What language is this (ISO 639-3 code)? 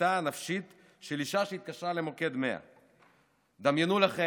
heb